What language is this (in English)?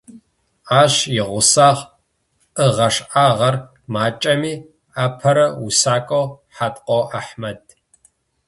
Adyghe